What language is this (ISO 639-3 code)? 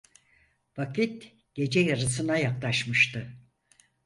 tur